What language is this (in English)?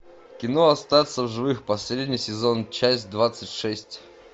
Russian